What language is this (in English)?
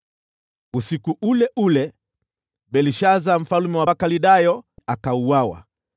Swahili